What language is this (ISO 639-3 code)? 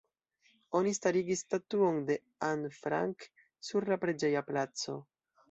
epo